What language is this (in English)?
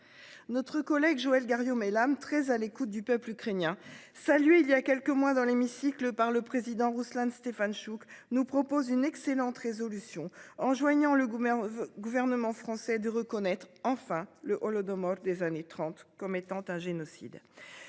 French